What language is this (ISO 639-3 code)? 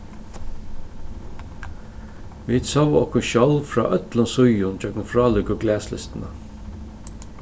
fao